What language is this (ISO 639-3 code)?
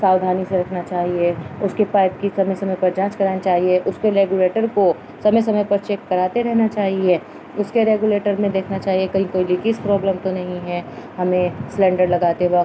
urd